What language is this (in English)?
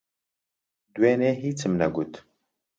Central Kurdish